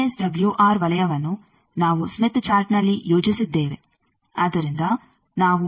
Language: Kannada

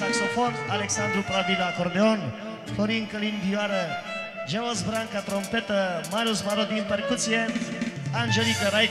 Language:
Romanian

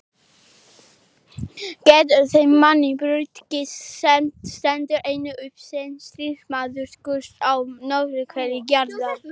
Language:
Icelandic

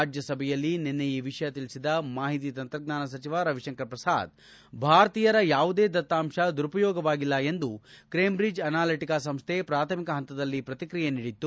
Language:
Kannada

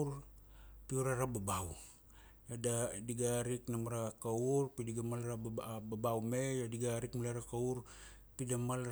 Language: Kuanua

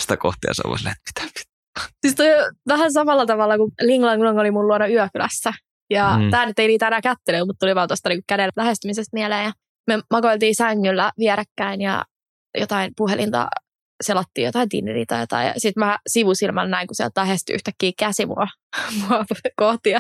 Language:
Finnish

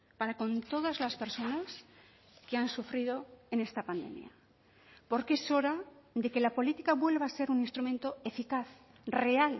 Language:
Spanish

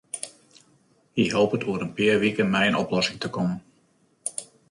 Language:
Western Frisian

